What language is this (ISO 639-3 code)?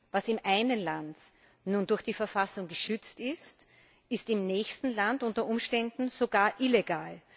deu